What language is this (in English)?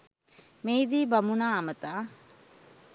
Sinhala